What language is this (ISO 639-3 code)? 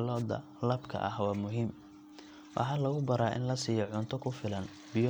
som